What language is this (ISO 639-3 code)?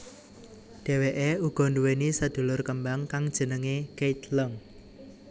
jav